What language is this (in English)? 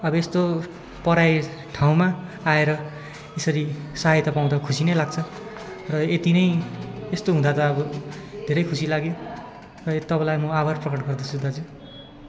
Nepali